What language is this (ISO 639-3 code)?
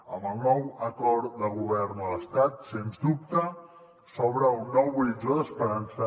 cat